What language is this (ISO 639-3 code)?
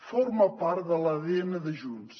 cat